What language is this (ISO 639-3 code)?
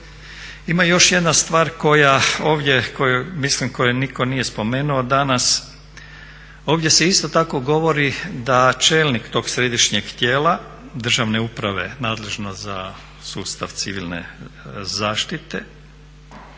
hrv